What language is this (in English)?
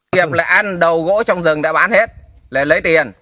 Vietnamese